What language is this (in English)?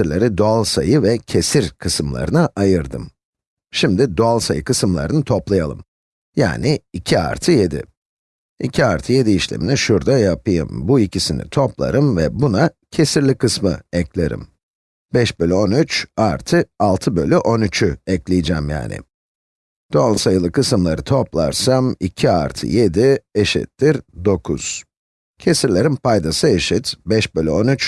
Turkish